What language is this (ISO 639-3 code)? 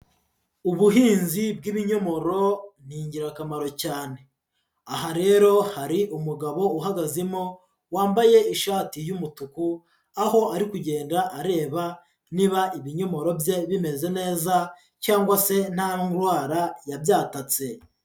kin